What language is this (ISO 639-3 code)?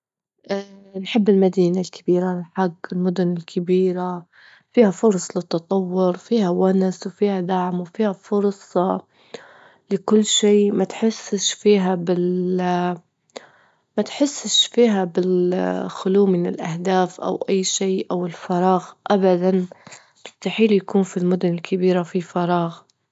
ayl